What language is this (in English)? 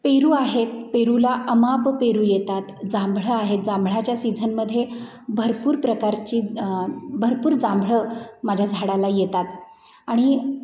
Marathi